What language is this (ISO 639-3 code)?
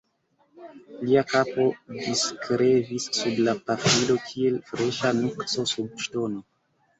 epo